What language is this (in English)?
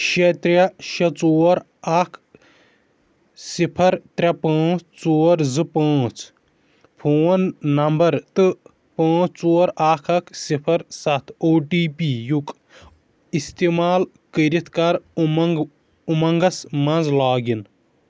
Kashmiri